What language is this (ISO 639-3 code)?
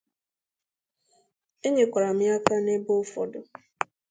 ibo